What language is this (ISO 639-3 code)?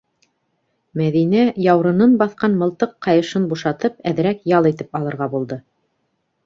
bak